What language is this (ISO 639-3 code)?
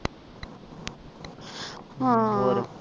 pan